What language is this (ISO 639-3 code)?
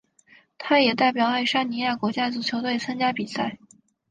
zho